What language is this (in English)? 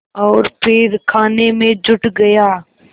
Hindi